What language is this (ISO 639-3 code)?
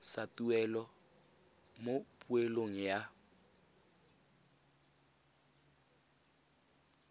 tsn